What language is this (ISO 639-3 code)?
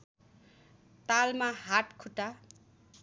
nep